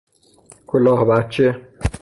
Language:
Persian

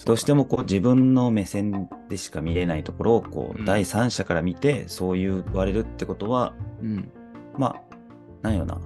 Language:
Japanese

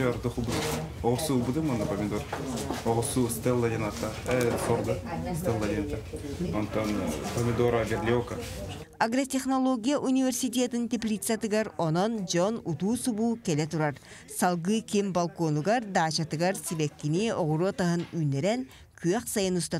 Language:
Russian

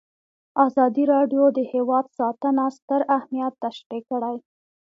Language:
Pashto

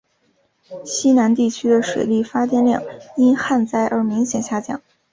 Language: Chinese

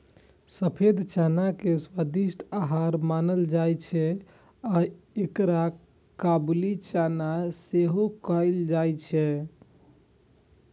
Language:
Maithili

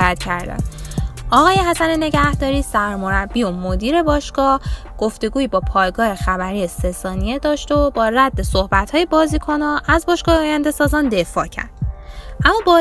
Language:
Persian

